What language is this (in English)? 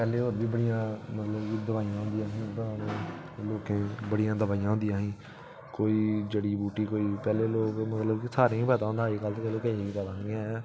Dogri